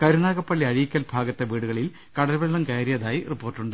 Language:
Malayalam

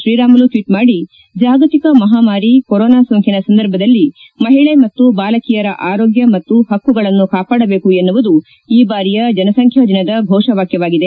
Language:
Kannada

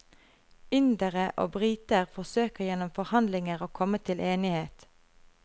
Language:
Norwegian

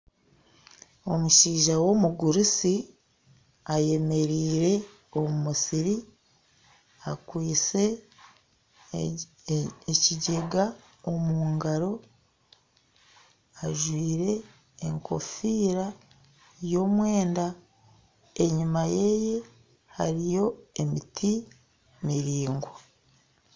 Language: Nyankole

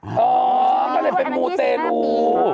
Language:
Thai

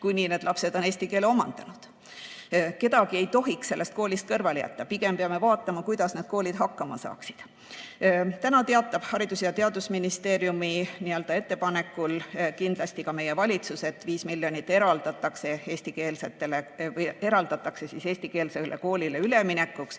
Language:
Estonian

